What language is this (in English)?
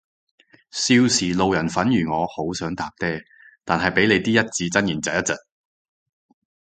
Cantonese